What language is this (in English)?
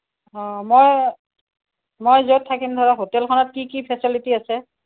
Assamese